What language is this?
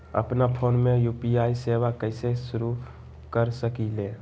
Magahi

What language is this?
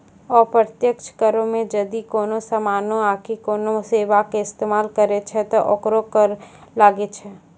Maithili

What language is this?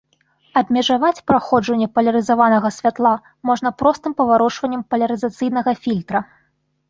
Belarusian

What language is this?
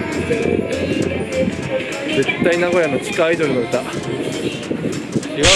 Japanese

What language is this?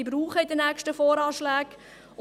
Swiss German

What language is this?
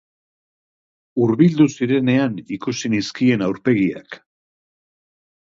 Basque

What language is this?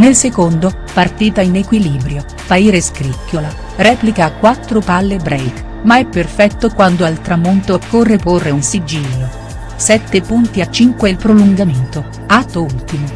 Italian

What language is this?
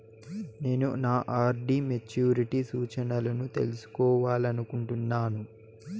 Telugu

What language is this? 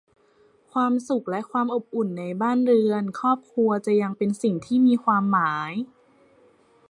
Thai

